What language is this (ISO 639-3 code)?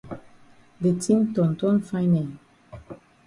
wes